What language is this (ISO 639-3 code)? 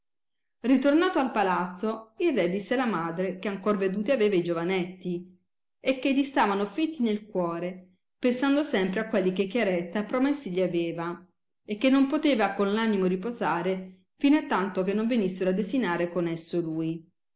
ita